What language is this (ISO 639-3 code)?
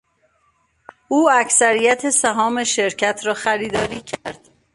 fas